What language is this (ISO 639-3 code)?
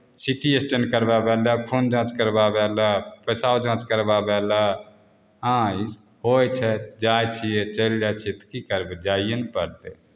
mai